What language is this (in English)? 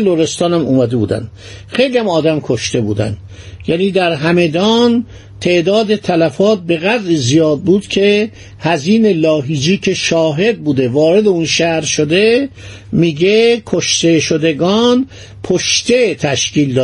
Persian